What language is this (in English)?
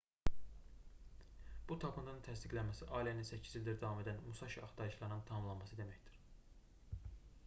Azerbaijani